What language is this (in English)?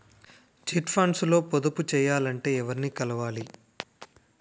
Telugu